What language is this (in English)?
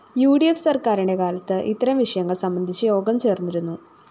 Malayalam